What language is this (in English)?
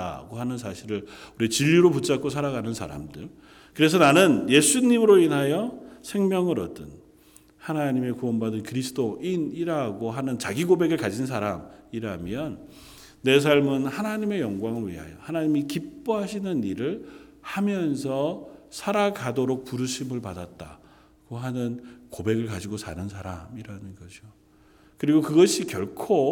Korean